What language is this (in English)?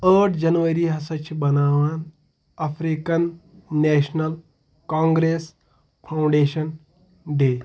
Kashmiri